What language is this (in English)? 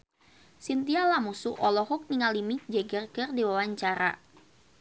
Sundanese